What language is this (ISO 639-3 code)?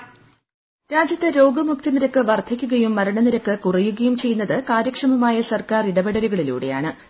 mal